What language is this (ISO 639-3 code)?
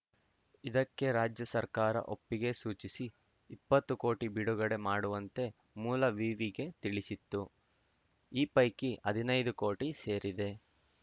kan